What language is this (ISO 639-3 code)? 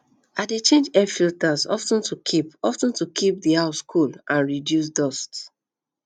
pcm